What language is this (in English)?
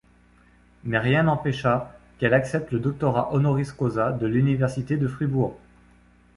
French